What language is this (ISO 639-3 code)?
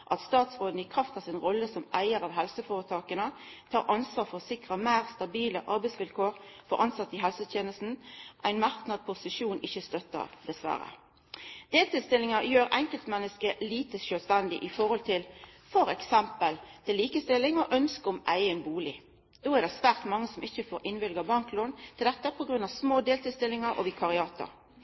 nno